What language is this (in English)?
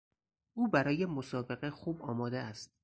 Persian